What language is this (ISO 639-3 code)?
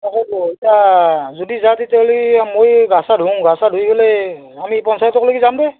asm